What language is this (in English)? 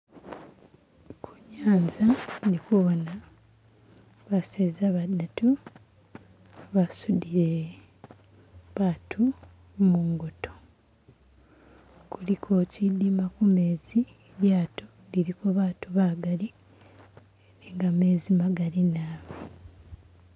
Masaaba